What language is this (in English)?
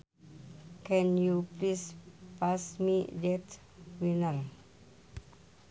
Sundanese